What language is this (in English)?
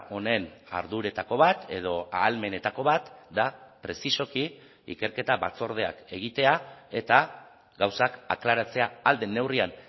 Basque